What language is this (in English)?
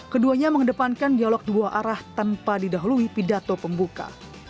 Indonesian